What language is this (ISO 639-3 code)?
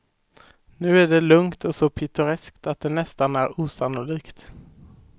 swe